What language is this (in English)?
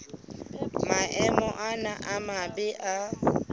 Southern Sotho